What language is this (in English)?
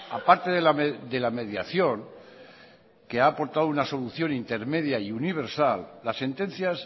Spanish